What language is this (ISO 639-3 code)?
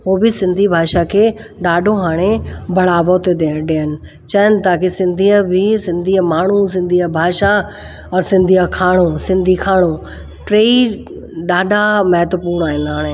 snd